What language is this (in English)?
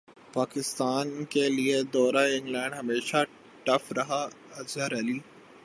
Urdu